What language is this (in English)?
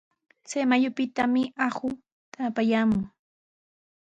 Sihuas Ancash Quechua